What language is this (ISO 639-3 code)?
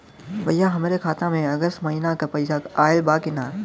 bho